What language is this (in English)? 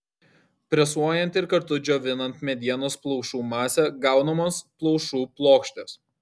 Lithuanian